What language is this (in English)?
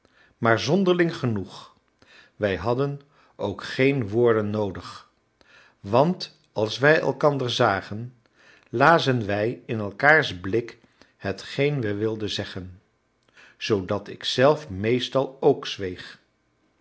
Dutch